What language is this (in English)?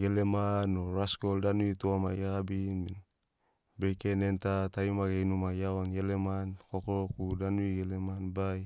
Sinaugoro